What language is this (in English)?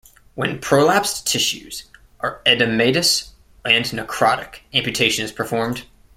English